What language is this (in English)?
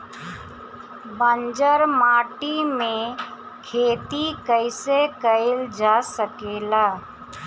Bhojpuri